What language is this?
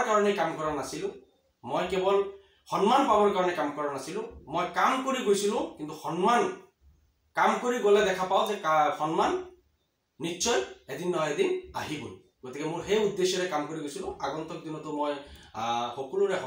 Hindi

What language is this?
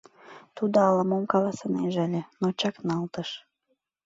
Mari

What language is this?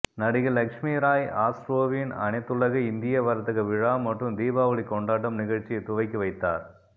Tamil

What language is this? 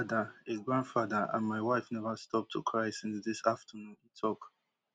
Nigerian Pidgin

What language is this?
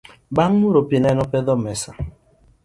Luo (Kenya and Tanzania)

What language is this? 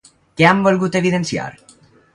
Catalan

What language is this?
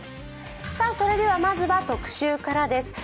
Japanese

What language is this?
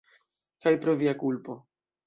Esperanto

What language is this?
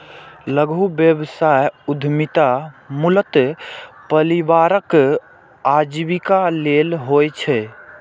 Maithili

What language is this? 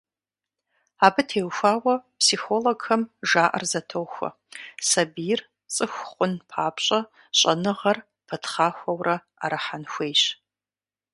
Kabardian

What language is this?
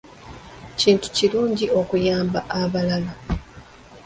Ganda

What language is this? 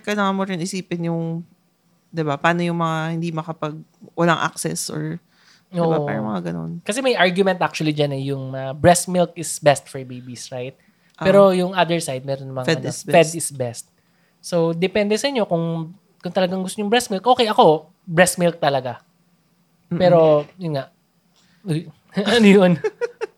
Filipino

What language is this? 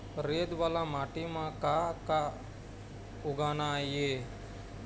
Chhattisgarhi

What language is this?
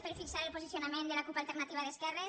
Catalan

